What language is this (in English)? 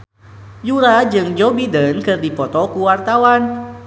Sundanese